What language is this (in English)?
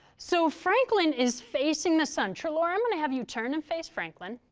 English